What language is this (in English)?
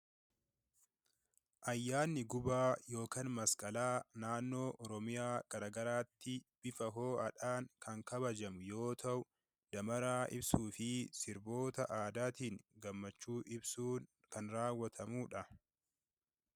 Oromo